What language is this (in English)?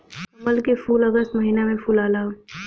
Bhojpuri